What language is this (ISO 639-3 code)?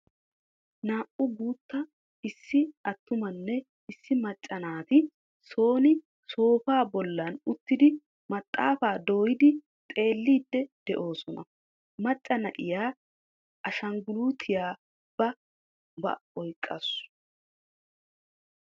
wal